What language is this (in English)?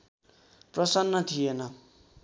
Nepali